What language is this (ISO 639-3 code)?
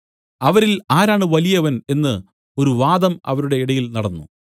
mal